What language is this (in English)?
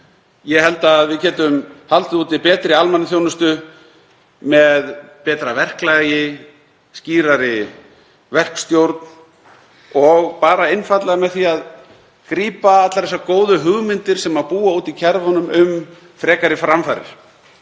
Icelandic